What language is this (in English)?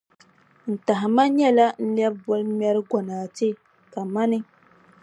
Dagbani